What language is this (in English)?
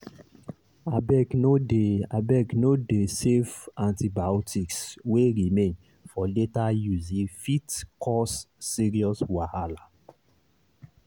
Nigerian Pidgin